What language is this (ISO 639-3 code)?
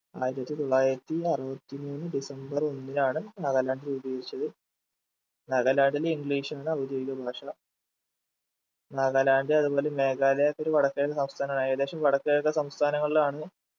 mal